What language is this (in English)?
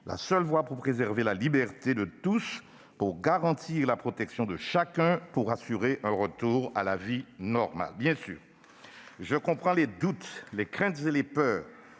French